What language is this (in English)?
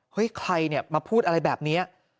Thai